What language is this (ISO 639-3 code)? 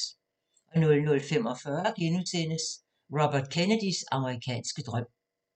dan